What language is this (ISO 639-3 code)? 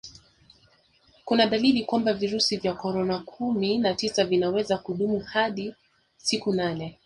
swa